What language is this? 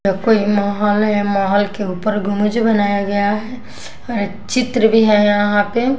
Hindi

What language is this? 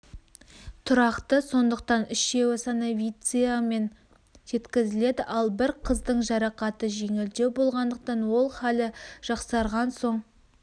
Kazakh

